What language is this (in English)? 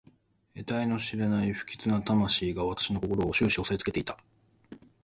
Japanese